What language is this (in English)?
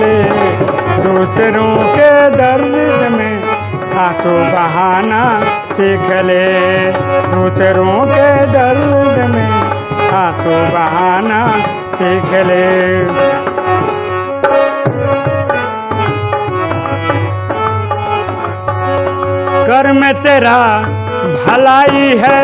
Hindi